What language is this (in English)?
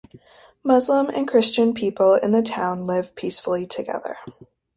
English